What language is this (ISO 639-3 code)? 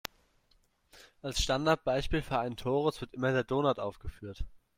deu